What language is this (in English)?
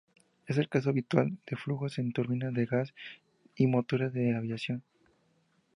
Spanish